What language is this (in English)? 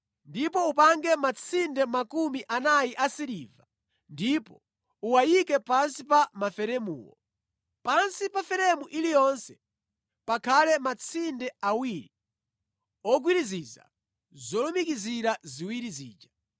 Nyanja